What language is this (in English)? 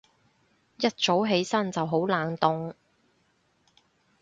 Cantonese